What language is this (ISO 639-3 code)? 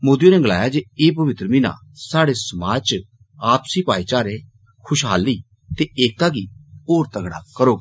doi